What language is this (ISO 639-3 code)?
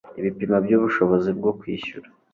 kin